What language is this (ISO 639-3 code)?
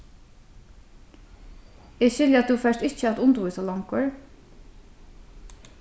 fao